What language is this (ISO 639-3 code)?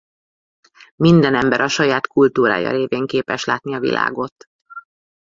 hun